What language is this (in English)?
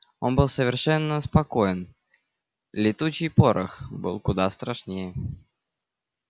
Russian